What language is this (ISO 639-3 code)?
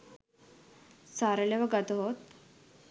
sin